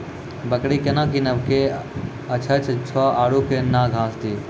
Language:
Maithili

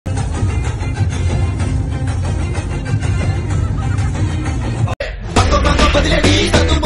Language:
Arabic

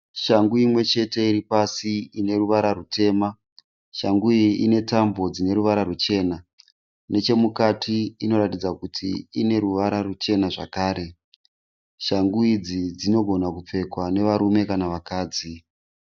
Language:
Shona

